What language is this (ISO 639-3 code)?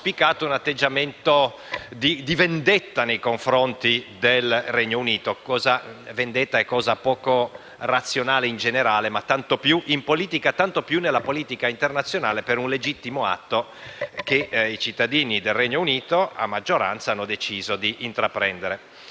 ita